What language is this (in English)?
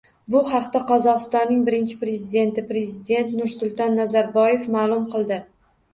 Uzbek